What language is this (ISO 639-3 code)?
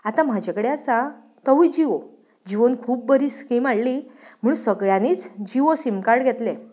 kok